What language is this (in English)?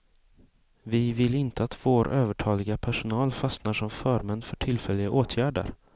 Swedish